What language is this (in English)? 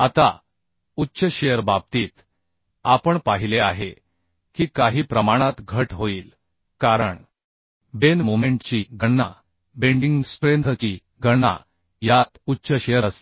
Marathi